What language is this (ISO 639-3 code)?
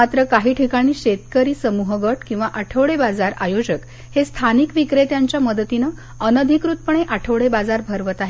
mar